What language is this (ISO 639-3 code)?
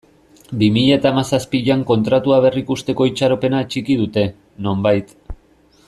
eus